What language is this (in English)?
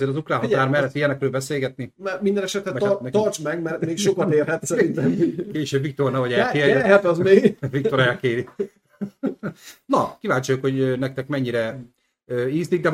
Hungarian